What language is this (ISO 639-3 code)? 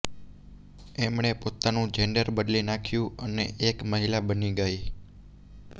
guj